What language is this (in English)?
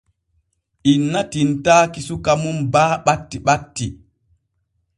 Borgu Fulfulde